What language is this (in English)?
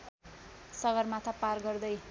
Nepali